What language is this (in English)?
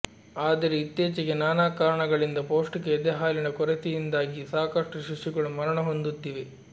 Kannada